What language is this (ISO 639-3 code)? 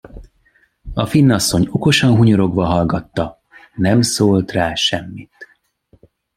hun